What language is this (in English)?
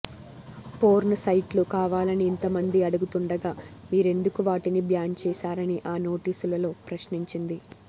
Telugu